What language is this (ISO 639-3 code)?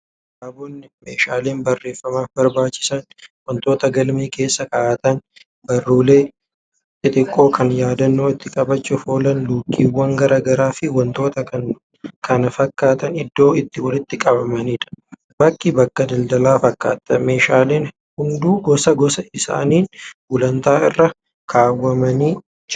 orm